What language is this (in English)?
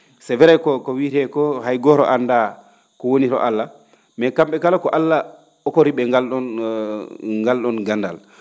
Fula